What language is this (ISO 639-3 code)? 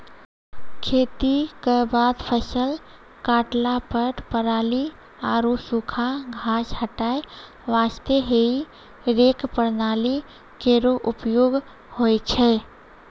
mai